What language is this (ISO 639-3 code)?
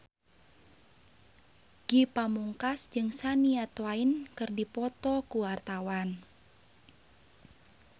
sun